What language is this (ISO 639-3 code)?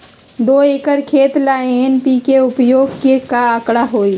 mag